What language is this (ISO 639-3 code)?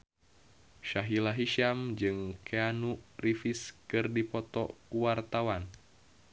sun